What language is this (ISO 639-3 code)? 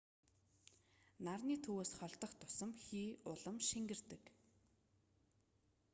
mon